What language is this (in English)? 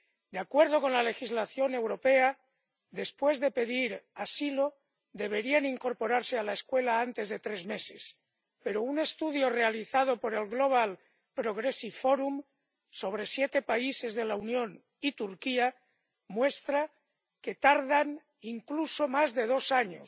Spanish